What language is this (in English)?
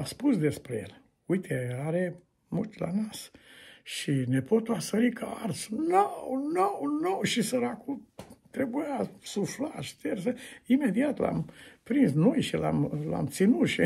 Romanian